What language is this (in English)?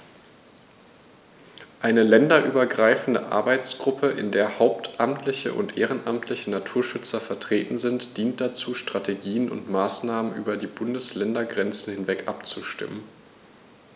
German